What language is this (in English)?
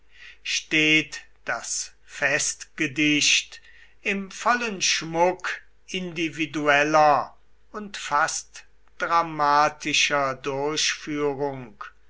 German